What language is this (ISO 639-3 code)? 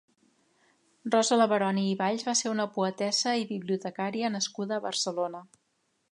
cat